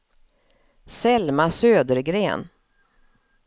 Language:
Swedish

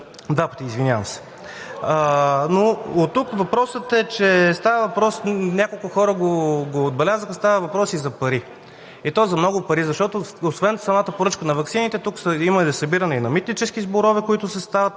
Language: Bulgarian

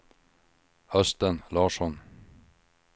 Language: Swedish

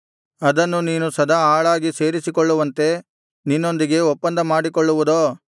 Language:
Kannada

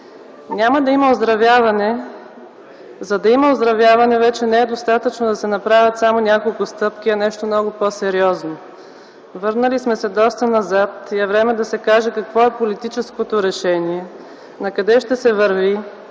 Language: Bulgarian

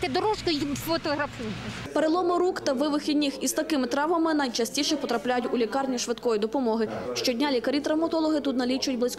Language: Ukrainian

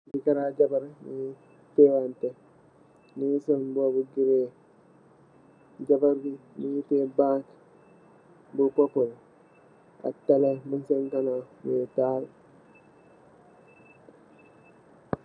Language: Wolof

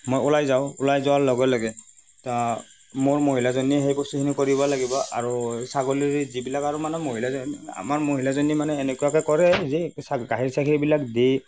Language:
Assamese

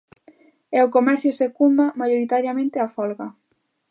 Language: Galician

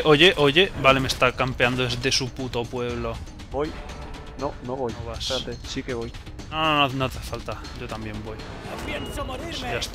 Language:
Spanish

